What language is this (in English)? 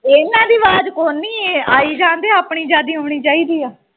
Punjabi